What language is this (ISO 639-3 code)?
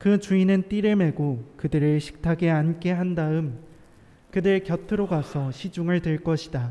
kor